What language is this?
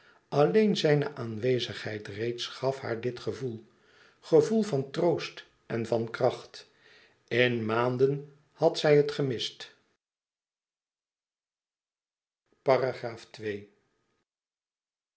Dutch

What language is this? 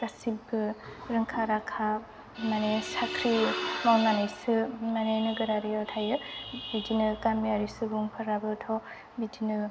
Bodo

